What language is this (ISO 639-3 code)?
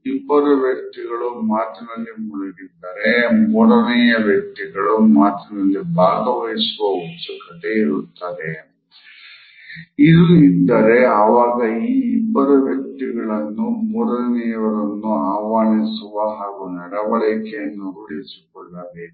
kan